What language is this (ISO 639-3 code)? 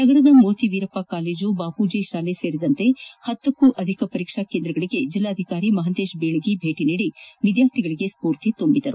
kan